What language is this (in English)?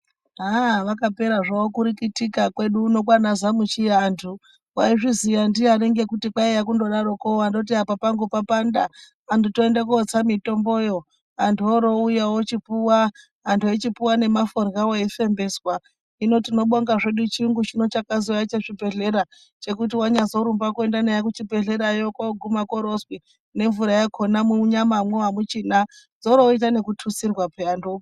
Ndau